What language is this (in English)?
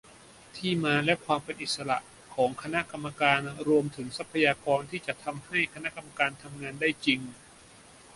Thai